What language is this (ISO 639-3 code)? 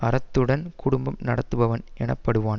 tam